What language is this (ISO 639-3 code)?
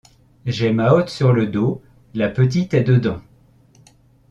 fra